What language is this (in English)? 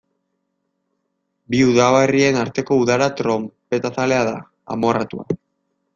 Basque